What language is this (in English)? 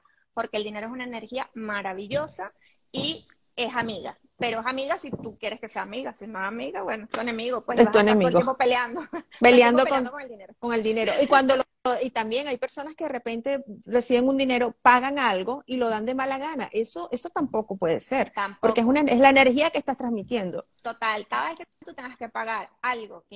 Spanish